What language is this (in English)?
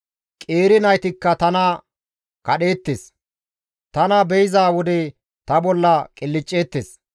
Gamo